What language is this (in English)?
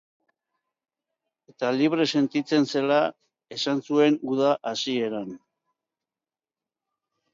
Basque